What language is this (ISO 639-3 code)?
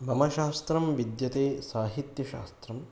san